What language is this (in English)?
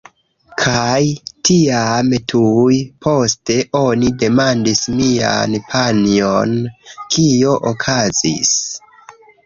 Esperanto